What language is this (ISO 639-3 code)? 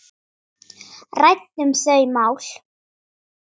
isl